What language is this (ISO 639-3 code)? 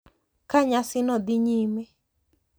luo